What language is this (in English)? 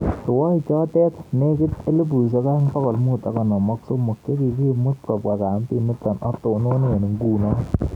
Kalenjin